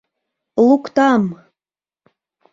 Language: Mari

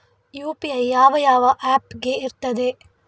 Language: Kannada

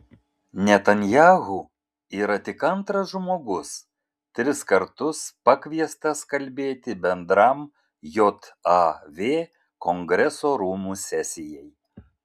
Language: Lithuanian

